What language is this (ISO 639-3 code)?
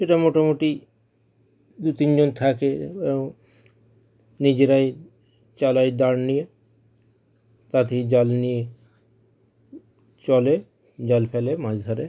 ben